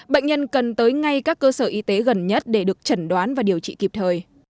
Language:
Vietnamese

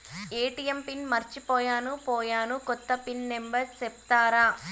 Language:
Telugu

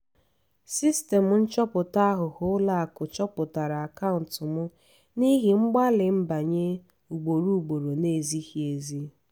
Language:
Igbo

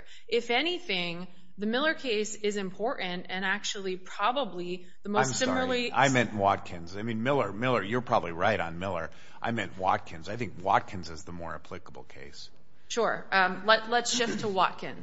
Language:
English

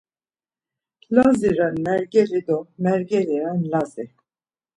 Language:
Laz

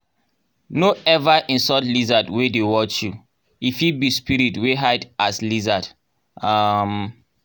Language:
Nigerian Pidgin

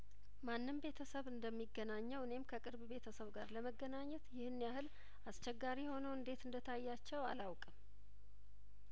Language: Amharic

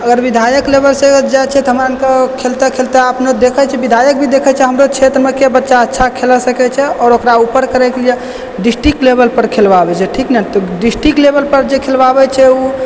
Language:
Maithili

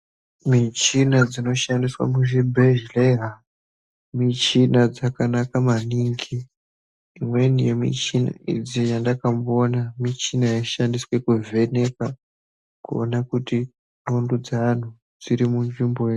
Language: Ndau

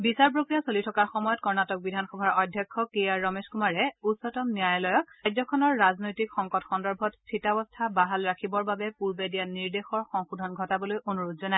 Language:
Assamese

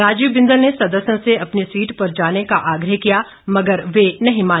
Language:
Hindi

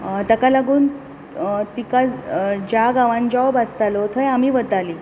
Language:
Konkani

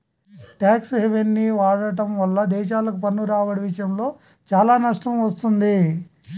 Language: Telugu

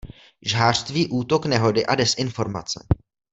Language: Czech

